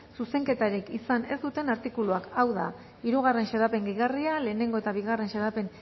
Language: Basque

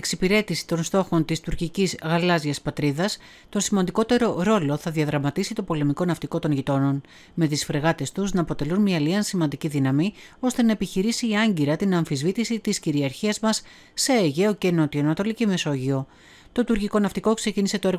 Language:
Greek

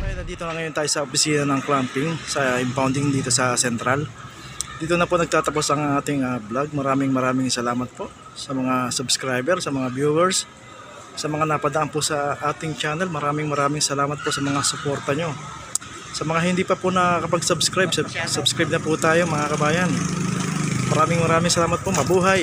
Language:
Filipino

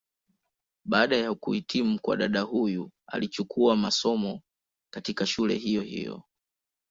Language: Swahili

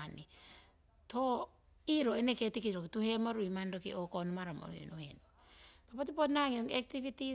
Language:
Siwai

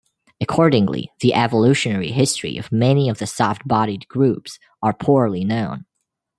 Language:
English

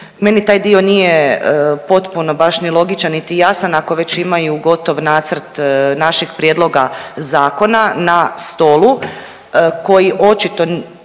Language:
Croatian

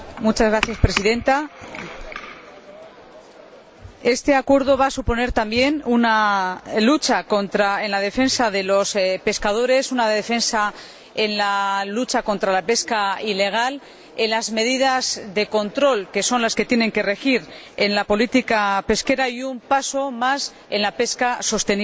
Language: Spanish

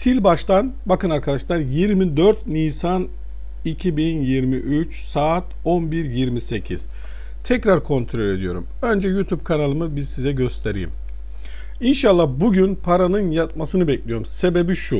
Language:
Turkish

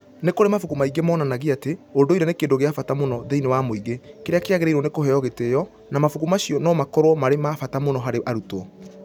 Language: Kikuyu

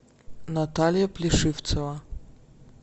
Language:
Russian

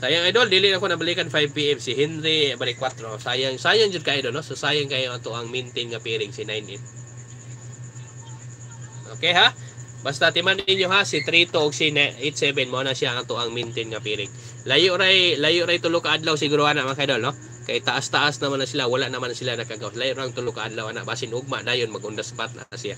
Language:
Filipino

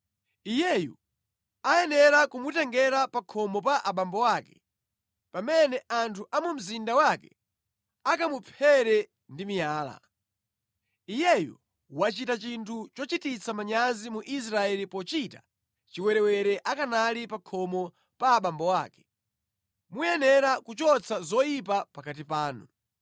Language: Nyanja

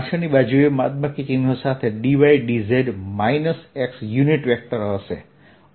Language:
Gujarati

